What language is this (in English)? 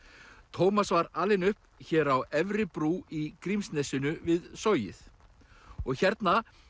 Icelandic